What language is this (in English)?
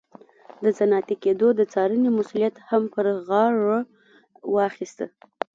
Pashto